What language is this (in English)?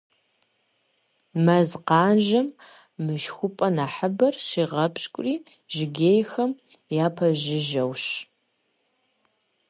Kabardian